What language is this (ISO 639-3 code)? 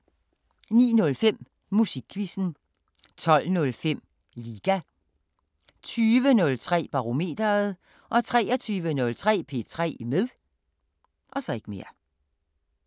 dan